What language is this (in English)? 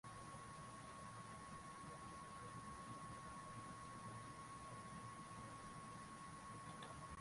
Swahili